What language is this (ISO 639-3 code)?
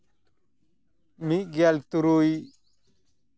sat